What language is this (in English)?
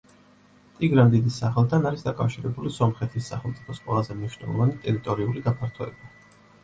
Georgian